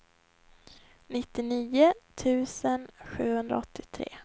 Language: Swedish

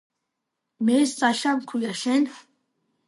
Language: Georgian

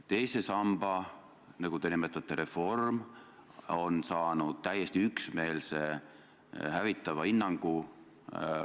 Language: Estonian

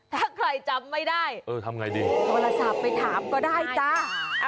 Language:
Thai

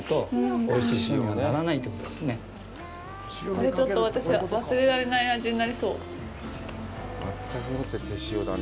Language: Japanese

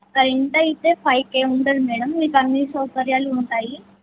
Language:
Telugu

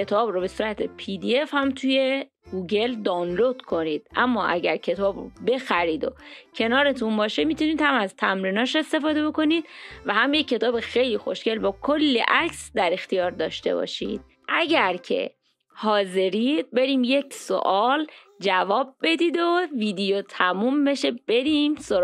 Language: Persian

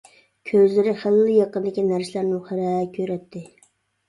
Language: Uyghur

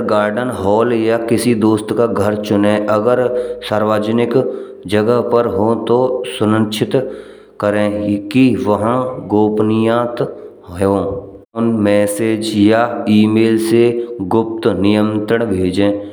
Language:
Braj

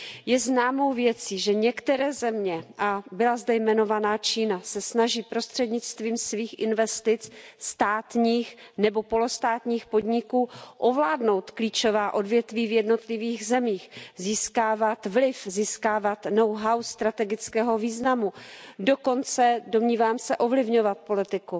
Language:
Czech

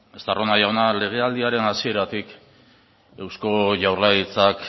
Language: Basque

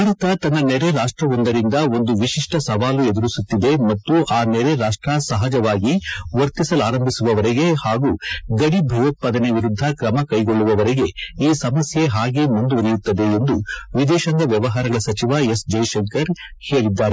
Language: Kannada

